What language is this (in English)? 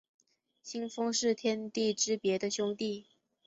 Chinese